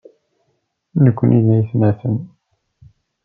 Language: Kabyle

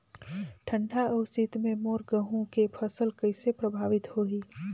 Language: Chhattisgarhi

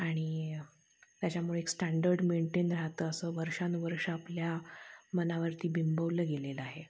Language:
Marathi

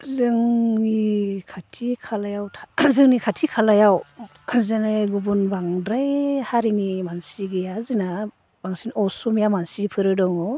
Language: Bodo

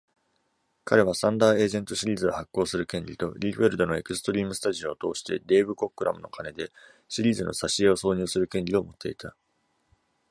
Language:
Japanese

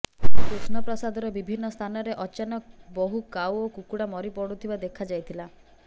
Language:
Odia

